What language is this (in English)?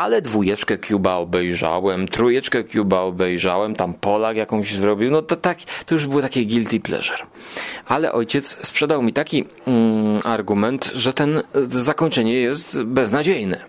Polish